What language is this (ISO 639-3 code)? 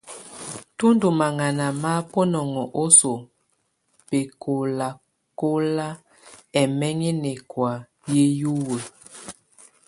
tvu